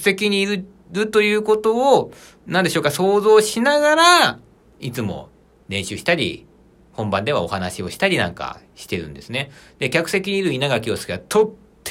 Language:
Japanese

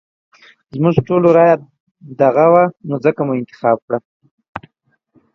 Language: Pashto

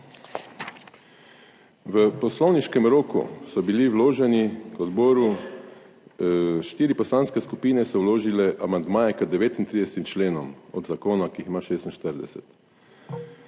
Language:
Slovenian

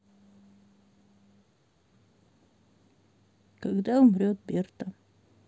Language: Russian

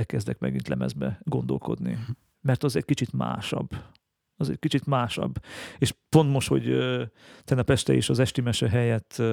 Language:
Hungarian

